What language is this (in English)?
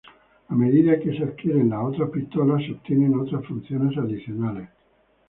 Spanish